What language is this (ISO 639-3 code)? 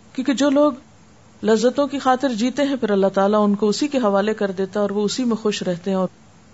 urd